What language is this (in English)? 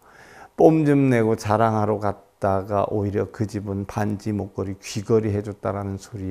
Korean